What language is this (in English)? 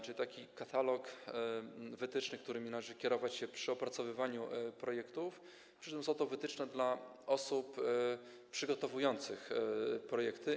Polish